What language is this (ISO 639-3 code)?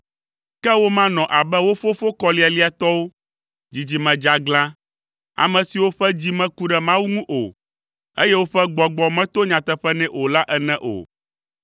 ewe